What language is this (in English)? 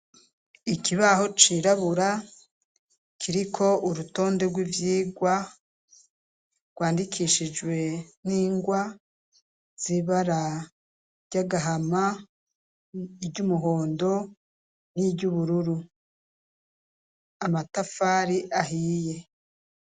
Rundi